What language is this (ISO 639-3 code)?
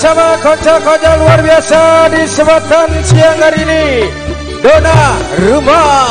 ind